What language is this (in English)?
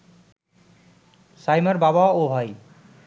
Bangla